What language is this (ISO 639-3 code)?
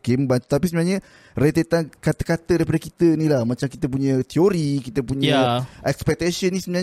msa